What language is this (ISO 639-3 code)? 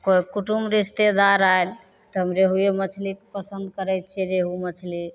mai